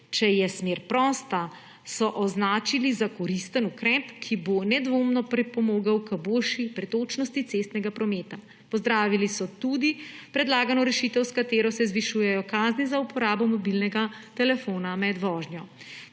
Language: Slovenian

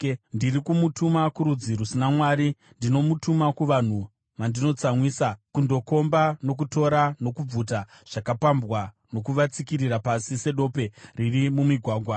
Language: Shona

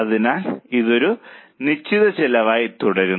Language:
Malayalam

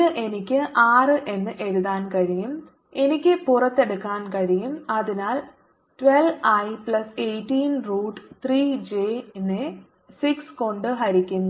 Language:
Malayalam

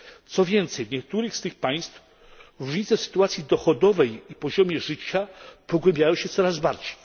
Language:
Polish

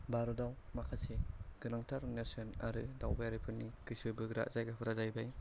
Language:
Bodo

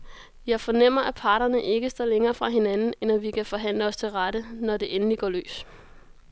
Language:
Danish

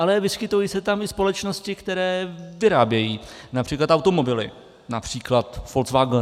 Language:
Czech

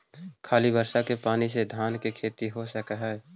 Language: Magahi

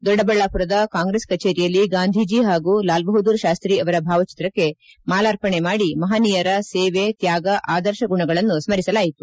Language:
Kannada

